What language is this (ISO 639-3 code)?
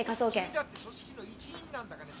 jpn